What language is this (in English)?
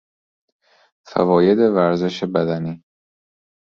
Persian